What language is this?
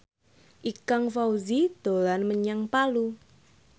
Javanese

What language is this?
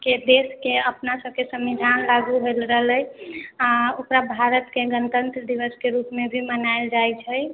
Maithili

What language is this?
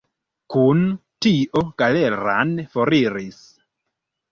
Esperanto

